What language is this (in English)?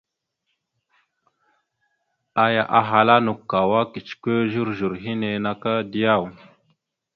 Mada (Cameroon)